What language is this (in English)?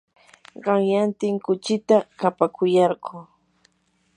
Yanahuanca Pasco Quechua